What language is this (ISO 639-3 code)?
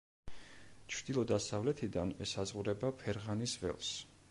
kat